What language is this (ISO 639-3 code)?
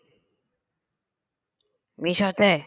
ben